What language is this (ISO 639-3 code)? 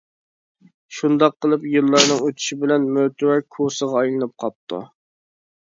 uig